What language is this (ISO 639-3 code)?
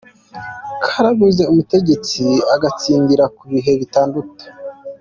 kin